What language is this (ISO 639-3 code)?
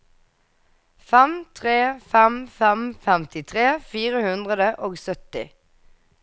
nor